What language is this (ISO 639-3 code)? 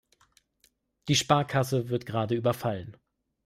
deu